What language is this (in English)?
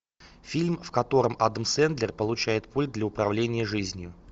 Russian